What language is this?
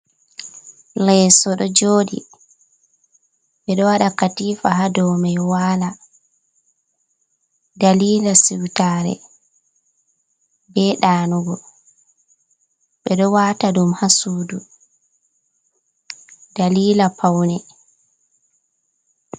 Fula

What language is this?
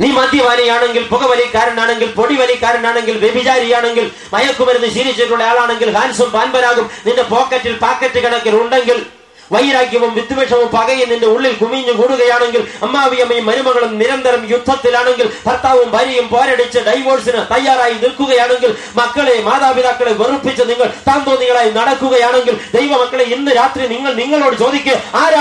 English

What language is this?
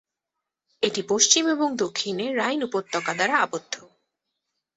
Bangla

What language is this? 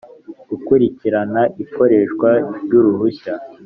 Kinyarwanda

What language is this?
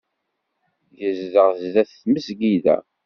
Kabyle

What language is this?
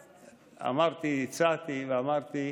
Hebrew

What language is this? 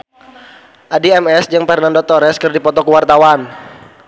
Sundanese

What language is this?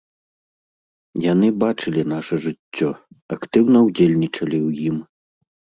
Belarusian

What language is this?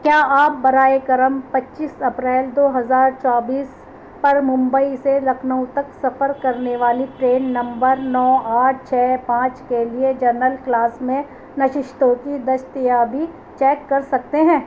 Urdu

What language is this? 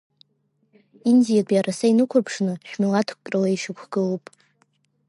Abkhazian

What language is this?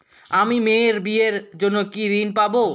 Bangla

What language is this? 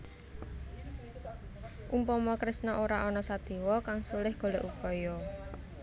Javanese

